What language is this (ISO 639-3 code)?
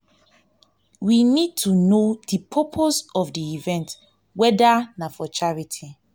pcm